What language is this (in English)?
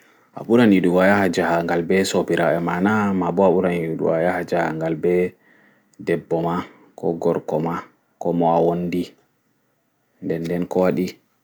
Fula